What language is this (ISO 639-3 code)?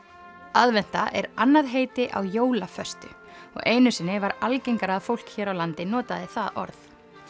isl